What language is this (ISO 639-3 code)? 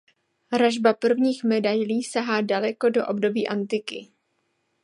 ces